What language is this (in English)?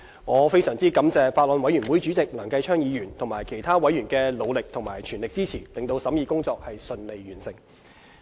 Cantonese